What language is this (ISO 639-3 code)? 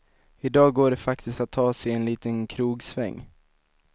swe